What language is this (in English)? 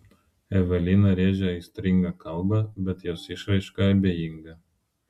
Lithuanian